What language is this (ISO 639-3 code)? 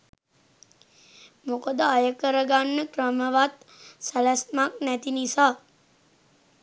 sin